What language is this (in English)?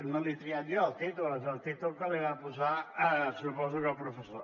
Catalan